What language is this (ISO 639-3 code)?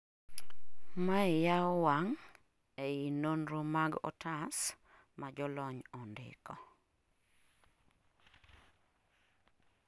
luo